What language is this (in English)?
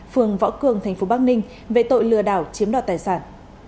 Vietnamese